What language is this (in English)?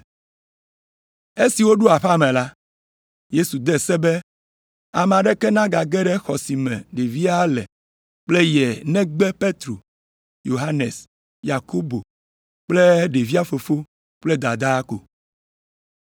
Ewe